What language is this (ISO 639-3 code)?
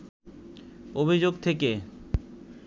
ben